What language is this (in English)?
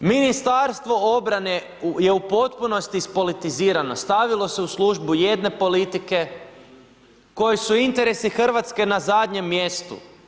Croatian